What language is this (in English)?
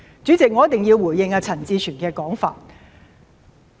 Cantonese